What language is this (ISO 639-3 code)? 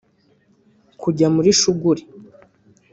kin